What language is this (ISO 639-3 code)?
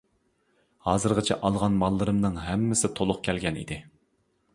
uig